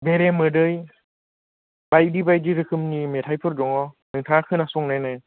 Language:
Bodo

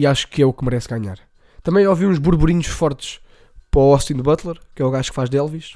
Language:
Portuguese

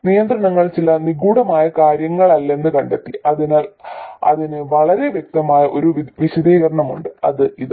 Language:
Malayalam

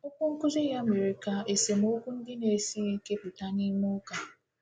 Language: Igbo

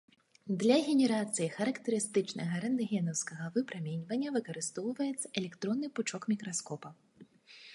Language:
Belarusian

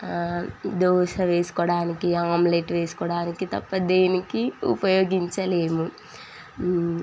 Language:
Telugu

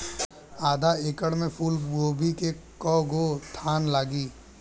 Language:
Bhojpuri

